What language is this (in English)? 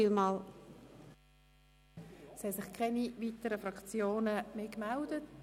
Swiss German